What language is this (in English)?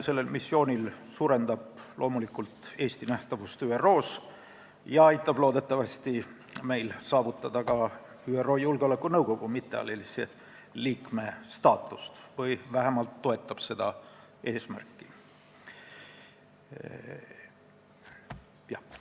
Estonian